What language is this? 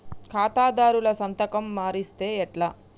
Telugu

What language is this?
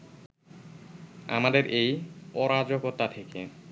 Bangla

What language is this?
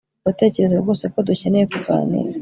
Kinyarwanda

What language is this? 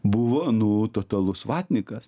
Lithuanian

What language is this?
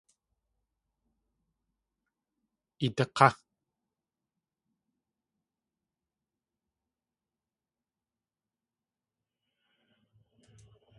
Tlingit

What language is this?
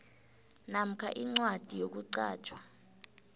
South Ndebele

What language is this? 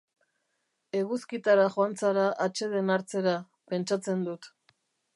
Basque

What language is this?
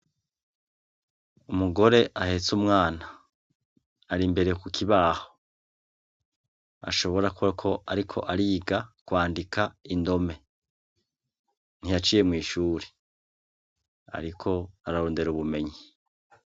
Rundi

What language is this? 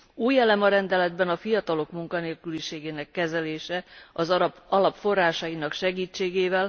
Hungarian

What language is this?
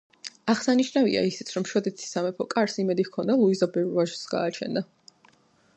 Georgian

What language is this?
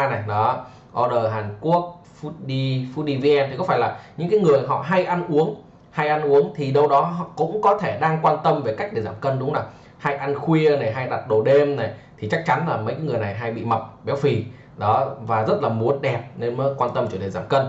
Vietnamese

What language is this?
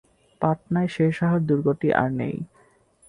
Bangla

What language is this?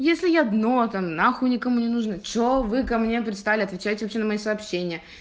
Russian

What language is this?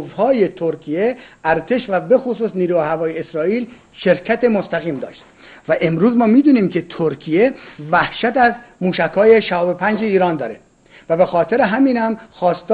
Persian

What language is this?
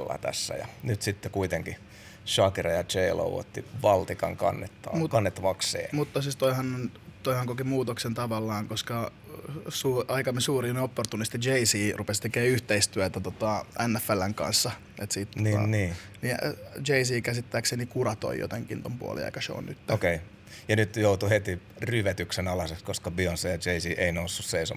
Finnish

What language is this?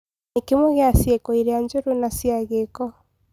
Kikuyu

